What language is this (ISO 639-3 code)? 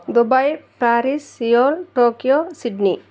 tel